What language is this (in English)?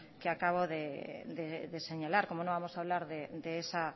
Spanish